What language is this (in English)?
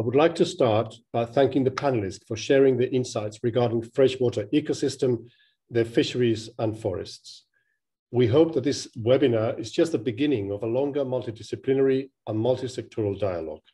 Spanish